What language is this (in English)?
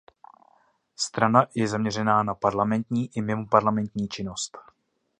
Czech